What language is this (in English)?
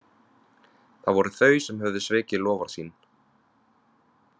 Icelandic